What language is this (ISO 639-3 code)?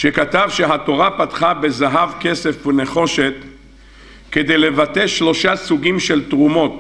heb